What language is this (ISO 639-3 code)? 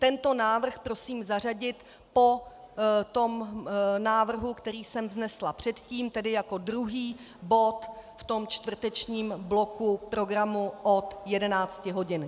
ces